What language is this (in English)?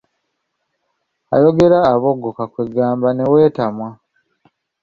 Ganda